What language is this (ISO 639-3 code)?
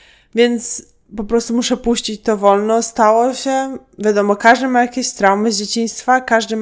pol